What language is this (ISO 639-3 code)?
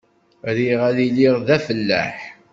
kab